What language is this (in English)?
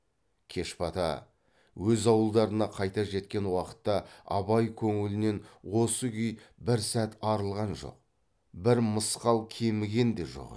Kazakh